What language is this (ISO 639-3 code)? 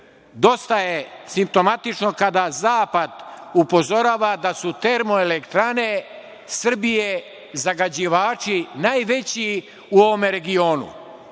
srp